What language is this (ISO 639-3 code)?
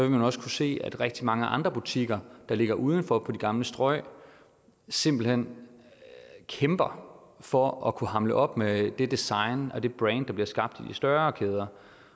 dan